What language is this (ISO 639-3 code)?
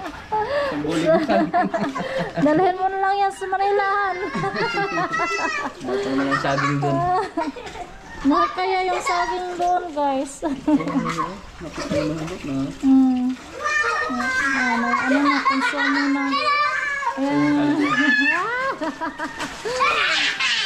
fil